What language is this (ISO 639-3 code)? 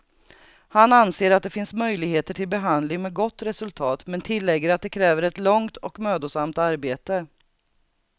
swe